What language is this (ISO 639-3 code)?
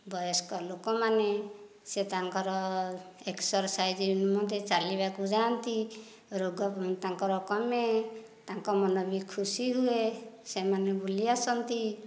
ori